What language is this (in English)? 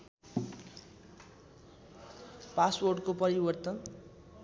Nepali